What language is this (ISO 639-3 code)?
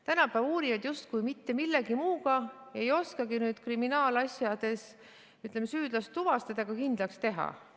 est